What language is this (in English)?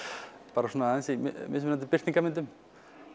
Icelandic